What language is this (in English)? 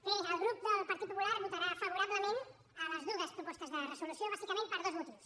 Catalan